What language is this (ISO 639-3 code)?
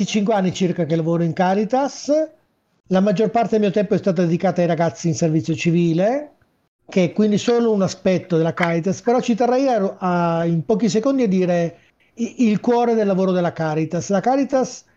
ita